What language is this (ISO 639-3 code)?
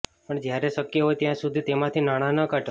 guj